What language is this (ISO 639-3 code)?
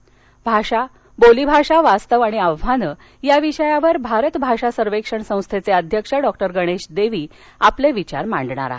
mar